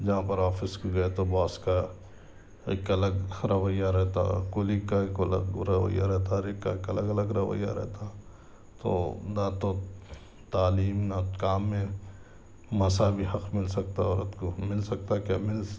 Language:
Urdu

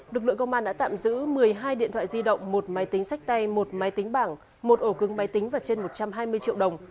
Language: Vietnamese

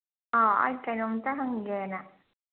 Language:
Manipuri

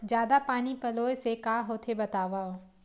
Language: Chhattisgarhi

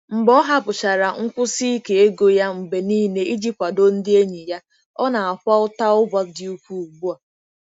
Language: Igbo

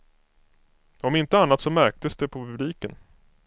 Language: Swedish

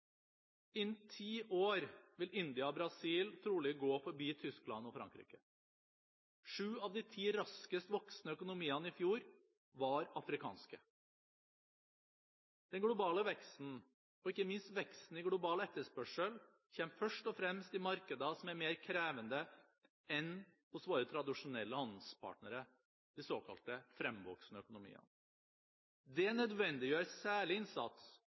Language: Norwegian Bokmål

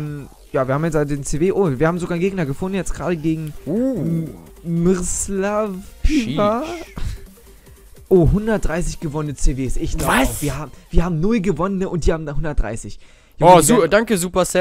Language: German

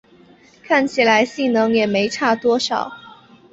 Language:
Chinese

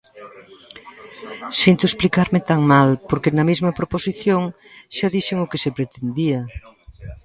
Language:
Galician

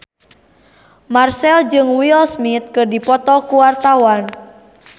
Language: Sundanese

